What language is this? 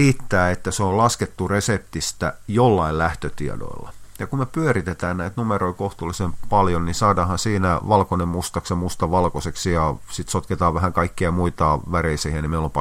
Finnish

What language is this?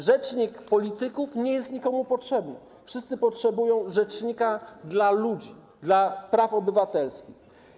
Polish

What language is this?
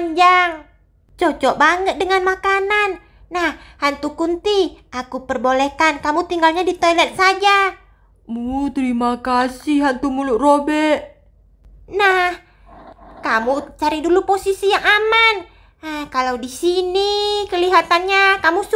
Indonesian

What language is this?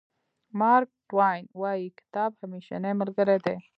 Pashto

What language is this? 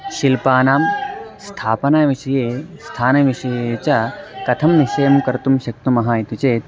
Sanskrit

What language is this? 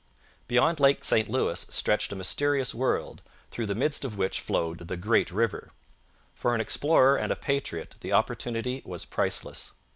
English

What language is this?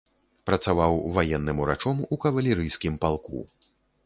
Belarusian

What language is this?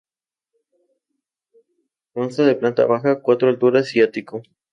Spanish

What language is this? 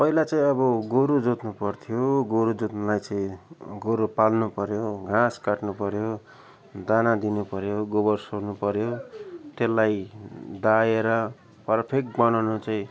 Nepali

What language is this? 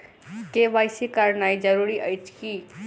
Maithili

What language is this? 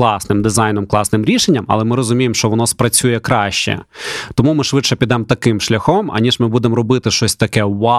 Ukrainian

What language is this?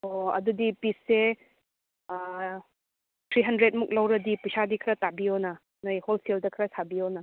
Manipuri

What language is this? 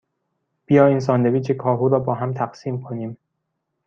Persian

